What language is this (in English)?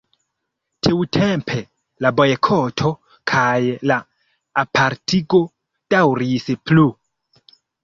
Esperanto